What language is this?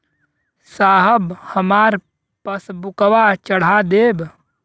Bhojpuri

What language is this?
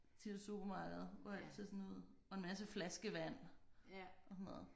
Danish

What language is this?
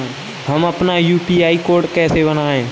Hindi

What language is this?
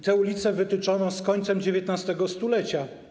Polish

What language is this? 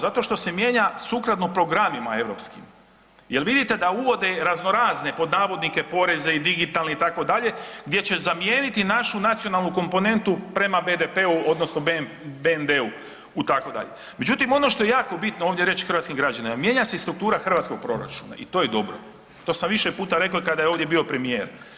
Croatian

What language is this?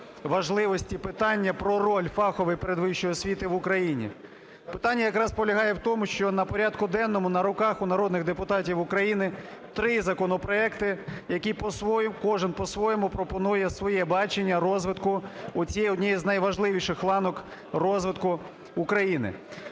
Ukrainian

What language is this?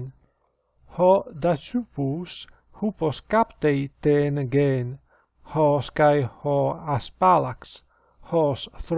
Greek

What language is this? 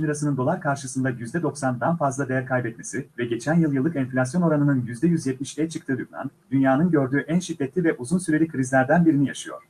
Turkish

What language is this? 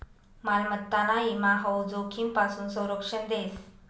Marathi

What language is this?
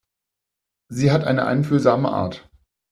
German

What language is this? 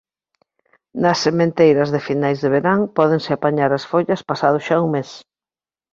Galician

